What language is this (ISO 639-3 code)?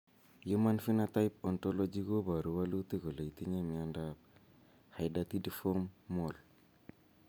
kln